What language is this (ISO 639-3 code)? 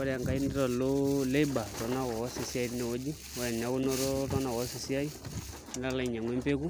mas